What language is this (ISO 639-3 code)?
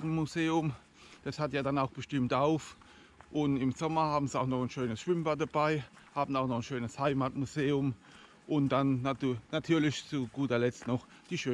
deu